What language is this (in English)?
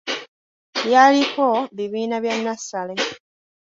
Ganda